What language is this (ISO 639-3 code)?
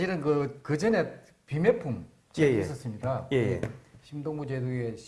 kor